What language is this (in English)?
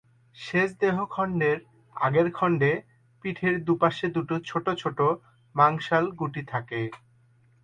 Bangla